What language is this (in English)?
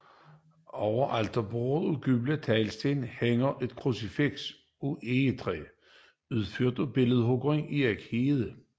Danish